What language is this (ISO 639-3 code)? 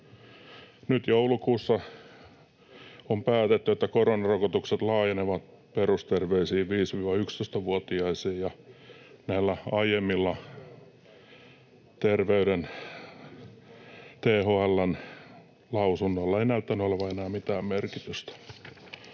fin